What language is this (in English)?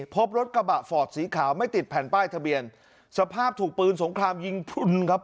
Thai